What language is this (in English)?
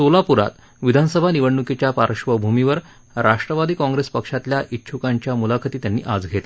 Marathi